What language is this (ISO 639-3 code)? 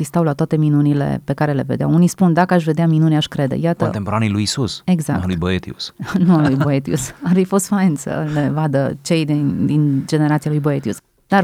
ron